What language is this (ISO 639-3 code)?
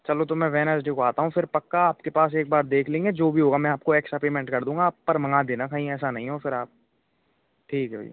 hin